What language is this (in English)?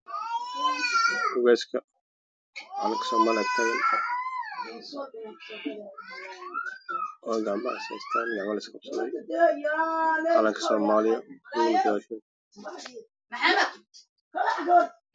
Somali